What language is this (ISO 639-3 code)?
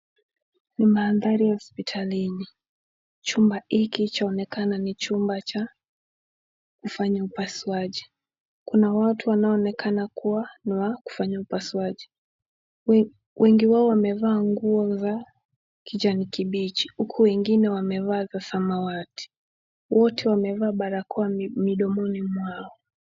swa